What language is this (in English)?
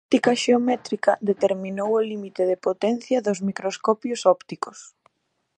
Galician